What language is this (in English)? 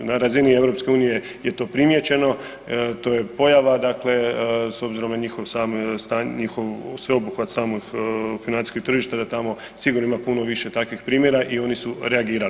Croatian